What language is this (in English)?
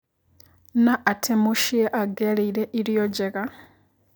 Kikuyu